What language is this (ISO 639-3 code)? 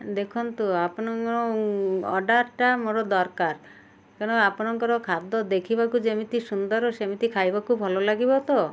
ori